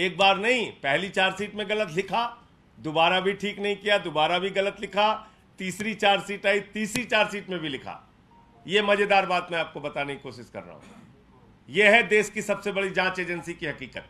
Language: Hindi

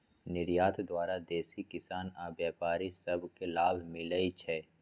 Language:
Magahi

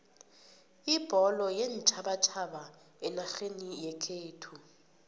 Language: South Ndebele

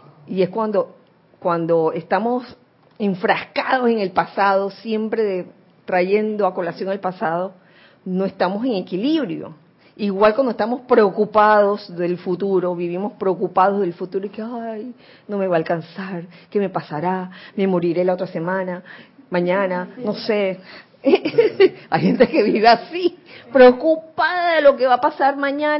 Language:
Spanish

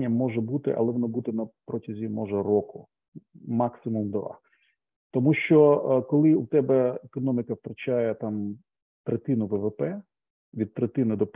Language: Ukrainian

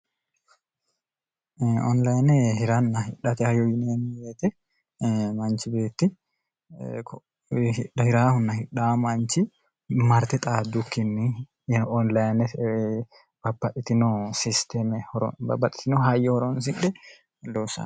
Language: Sidamo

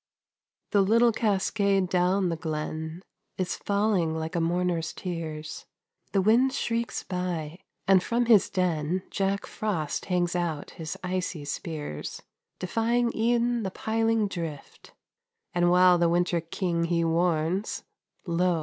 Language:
English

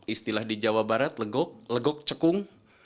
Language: Indonesian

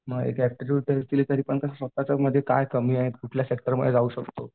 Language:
Marathi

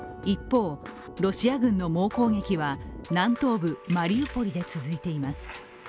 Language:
Japanese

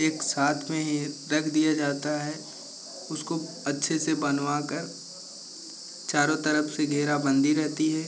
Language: Hindi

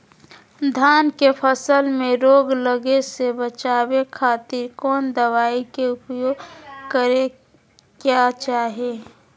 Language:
Magahi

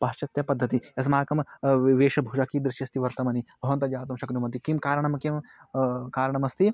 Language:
Sanskrit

